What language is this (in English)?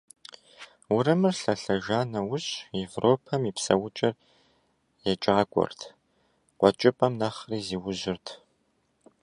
Kabardian